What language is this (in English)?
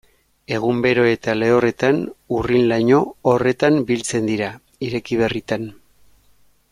Basque